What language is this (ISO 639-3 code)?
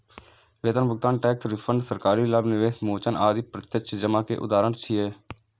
mai